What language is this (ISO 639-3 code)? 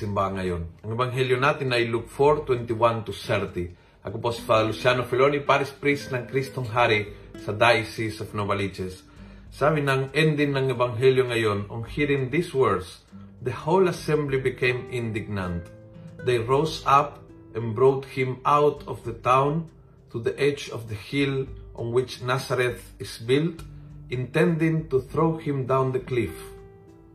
fil